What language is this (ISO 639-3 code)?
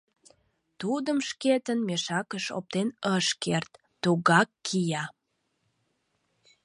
chm